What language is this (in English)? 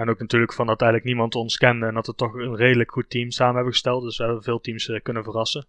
Dutch